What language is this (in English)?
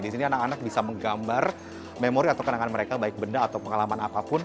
Indonesian